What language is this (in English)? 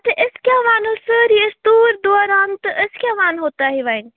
Kashmiri